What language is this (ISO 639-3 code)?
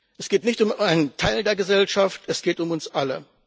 deu